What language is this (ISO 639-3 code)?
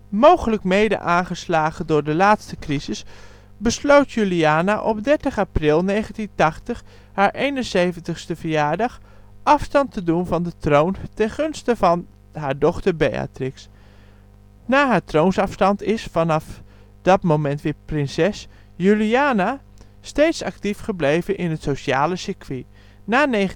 nld